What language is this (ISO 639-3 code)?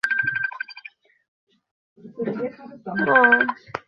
ben